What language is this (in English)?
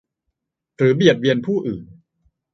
Thai